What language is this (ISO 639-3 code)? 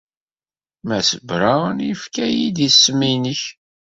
kab